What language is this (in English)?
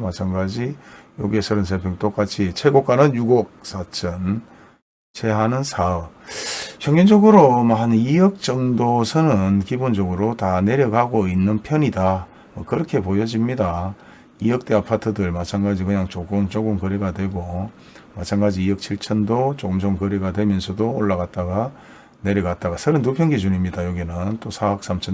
Korean